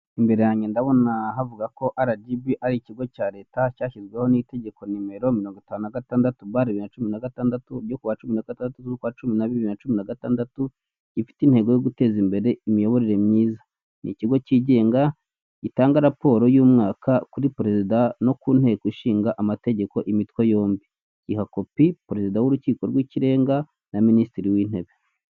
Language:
Kinyarwanda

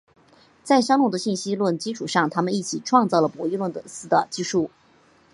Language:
Chinese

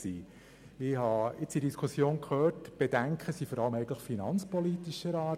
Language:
Swiss German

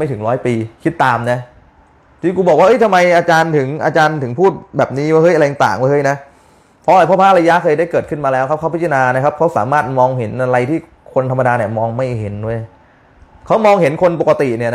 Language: Thai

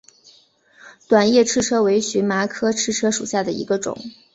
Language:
Chinese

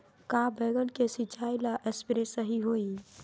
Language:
Magahi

